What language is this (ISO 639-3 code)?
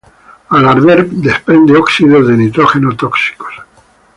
spa